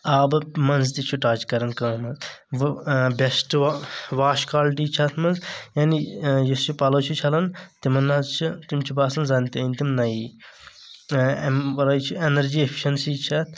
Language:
Kashmiri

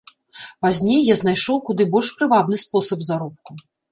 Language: Belarusian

